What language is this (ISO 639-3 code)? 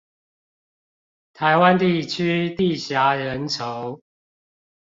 zho